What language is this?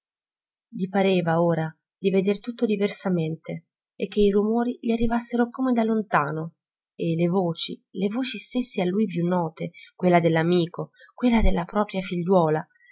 Italian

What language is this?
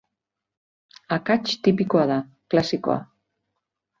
Basque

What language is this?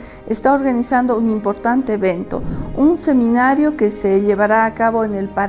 Spanish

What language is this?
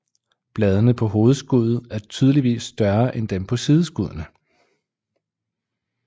Danish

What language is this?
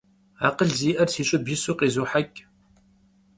Kabardian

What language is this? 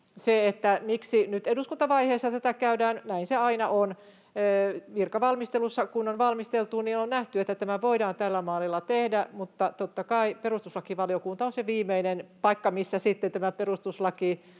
Finnish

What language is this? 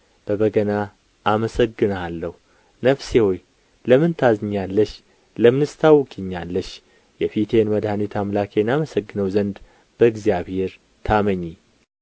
Amharic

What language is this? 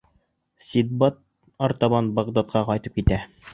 Bashkir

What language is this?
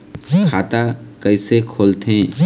Chhattisgarhi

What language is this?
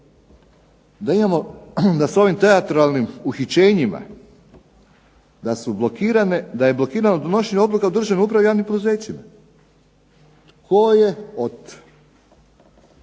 Croatian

